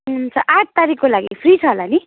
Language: Nepali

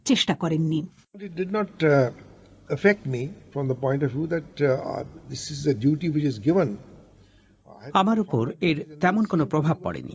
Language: Bangla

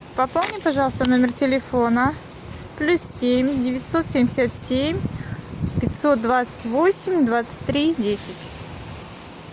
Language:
Russian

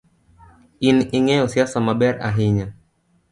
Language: Luo (Kenya and Tanzania)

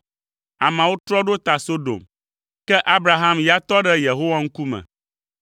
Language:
Ewe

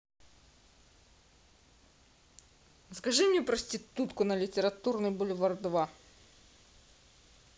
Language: Russian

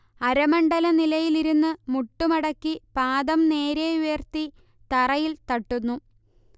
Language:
Malayalam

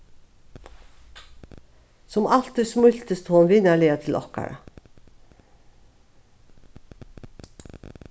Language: Faroese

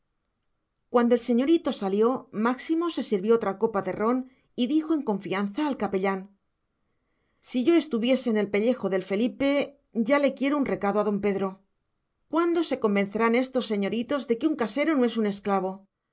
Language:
Spanish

